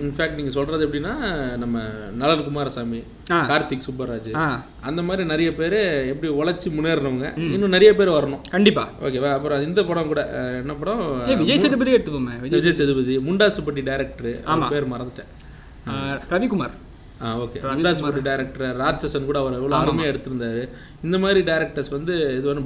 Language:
Tamil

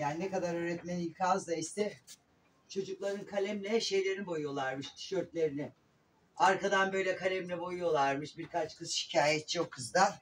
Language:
Turkish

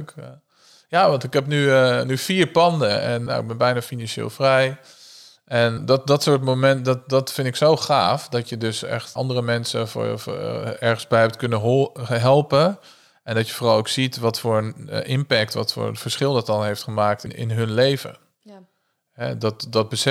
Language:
Dutch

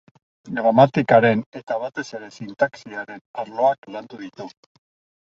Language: Basque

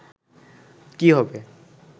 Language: Bangla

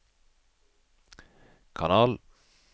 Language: Norwegian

